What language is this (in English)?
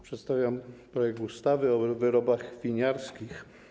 Polish